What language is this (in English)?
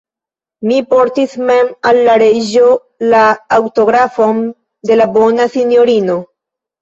Esperanto